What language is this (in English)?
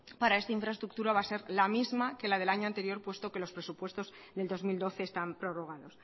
Spanish